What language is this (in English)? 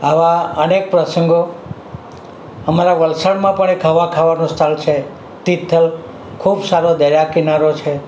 Gujarati